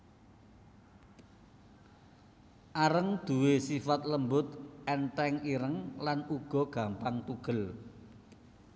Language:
Javanese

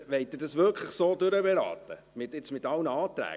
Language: Swiss German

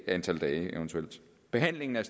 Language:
Danish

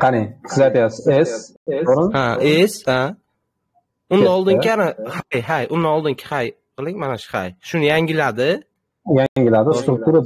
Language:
Turkish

